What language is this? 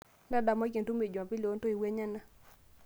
Masai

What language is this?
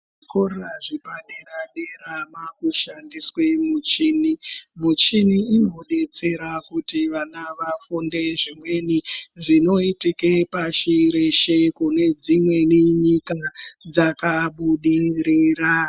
Ndau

